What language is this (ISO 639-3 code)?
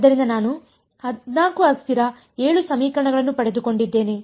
kan